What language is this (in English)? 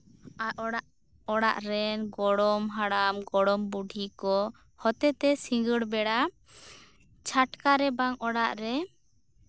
Santali